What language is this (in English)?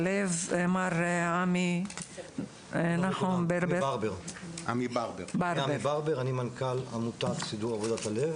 Hebrew